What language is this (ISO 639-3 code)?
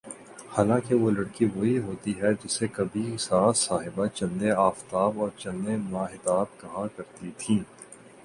urd